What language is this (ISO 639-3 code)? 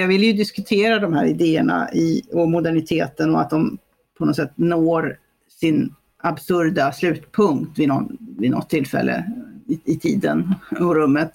swe